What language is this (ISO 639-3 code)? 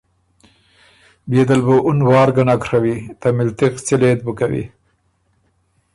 oru